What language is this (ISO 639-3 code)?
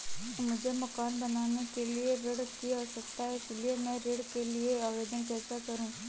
hin